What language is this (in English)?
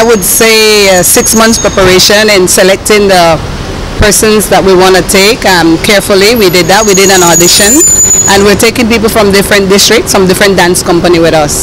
English